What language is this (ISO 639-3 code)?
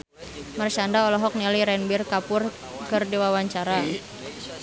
sun